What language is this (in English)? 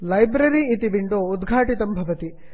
Sanskrit